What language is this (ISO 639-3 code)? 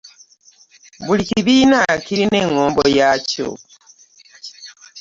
lug